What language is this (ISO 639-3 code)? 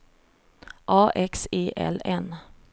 swe